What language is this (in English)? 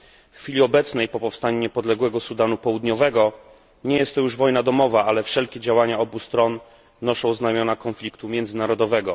Polish